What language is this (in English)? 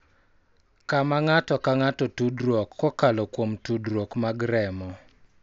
Luo (Kenya and Tanzania)